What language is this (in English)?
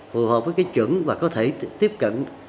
Vietnamese